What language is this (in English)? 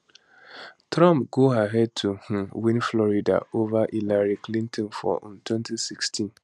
Nigerian Pidgin